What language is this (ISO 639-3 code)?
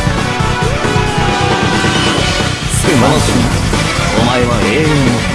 jpn